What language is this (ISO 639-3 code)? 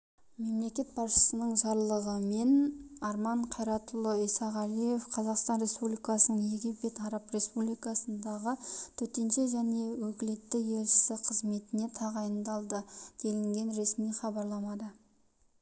kaz